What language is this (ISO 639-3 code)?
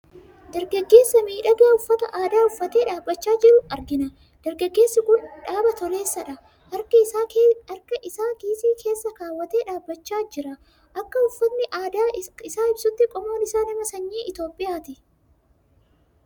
orm